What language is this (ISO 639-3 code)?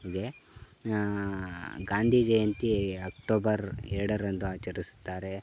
kan